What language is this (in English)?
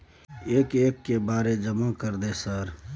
Maithili